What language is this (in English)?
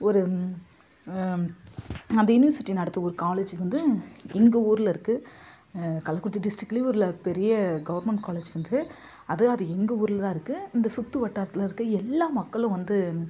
Tamil